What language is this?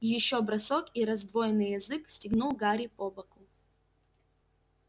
Russian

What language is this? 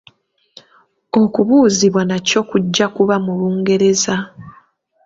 Ganda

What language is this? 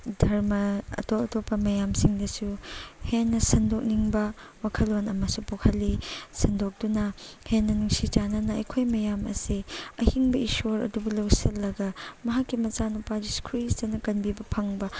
Manipuri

